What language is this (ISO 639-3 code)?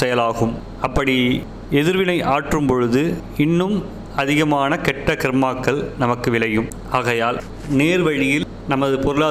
tam